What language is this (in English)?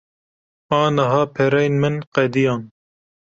Kurdish